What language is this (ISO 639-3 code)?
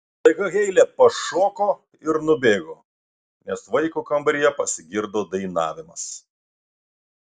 lit